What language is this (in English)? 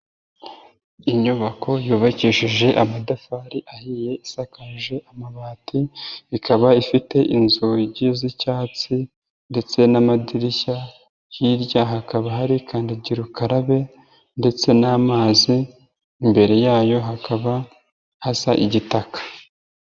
Kinyarwanda